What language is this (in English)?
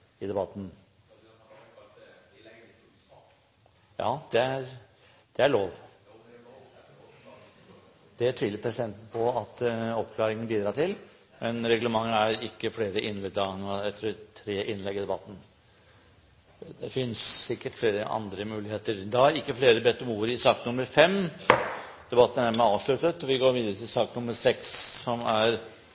Norwegian